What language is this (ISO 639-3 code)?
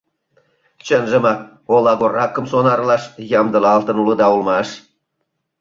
chm